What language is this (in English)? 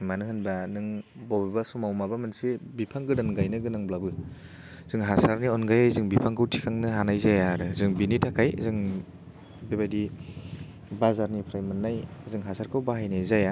Bodo